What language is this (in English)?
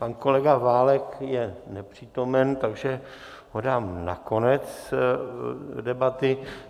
Czech